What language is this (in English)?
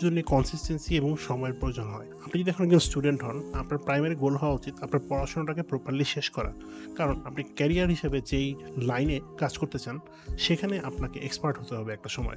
Bangla